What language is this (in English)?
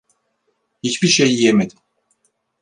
Turkish